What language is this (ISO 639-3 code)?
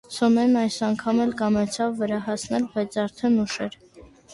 hye